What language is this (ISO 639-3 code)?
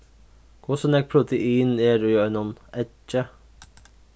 fao